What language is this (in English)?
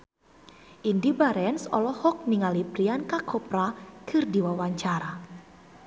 Sundanese